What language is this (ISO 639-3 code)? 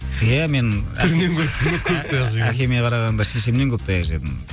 kaz